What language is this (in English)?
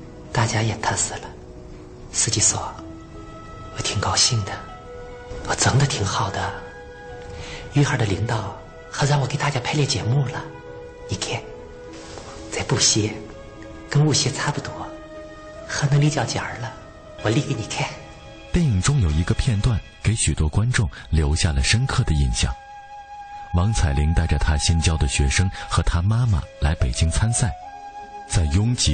Chinese